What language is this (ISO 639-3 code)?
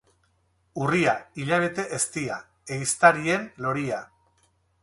eus